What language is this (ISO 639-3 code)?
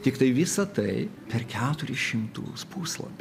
lit